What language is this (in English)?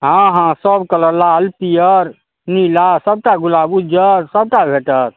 Maithili